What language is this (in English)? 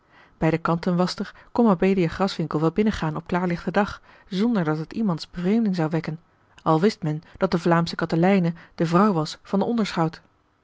Dutch